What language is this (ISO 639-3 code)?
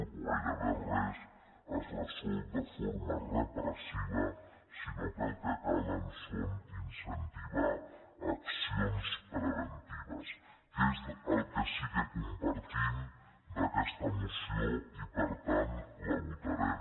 cat